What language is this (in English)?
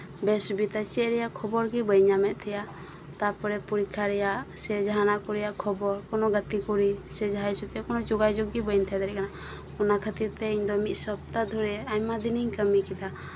Santali